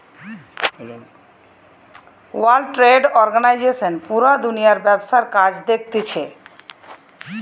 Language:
Bangla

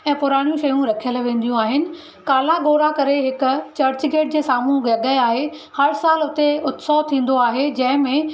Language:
Sindhi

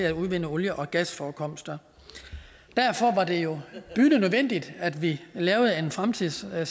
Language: Danish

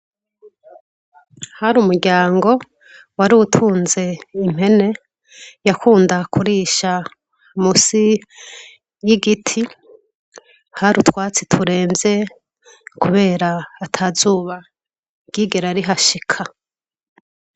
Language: Rundi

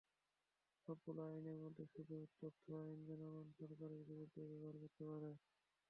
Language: Bangla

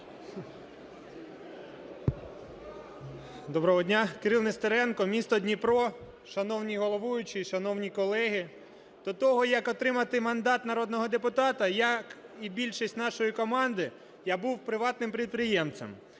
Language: Ukrainian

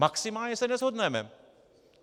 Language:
Czech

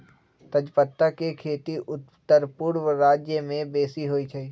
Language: Magahi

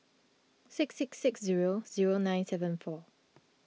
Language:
English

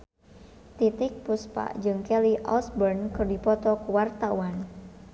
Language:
Sundanese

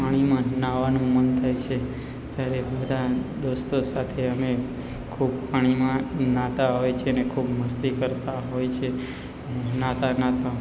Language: Gujarati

